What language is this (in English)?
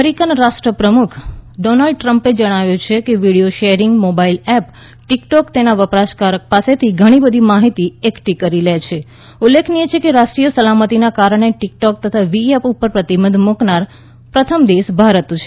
Gujarati